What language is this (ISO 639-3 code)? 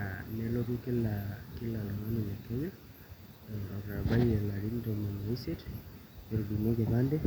mas